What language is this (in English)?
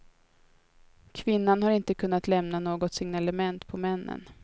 Swedish